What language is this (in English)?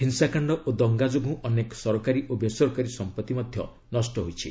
Odia